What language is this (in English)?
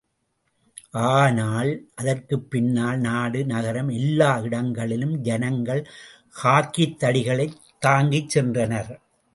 Tamil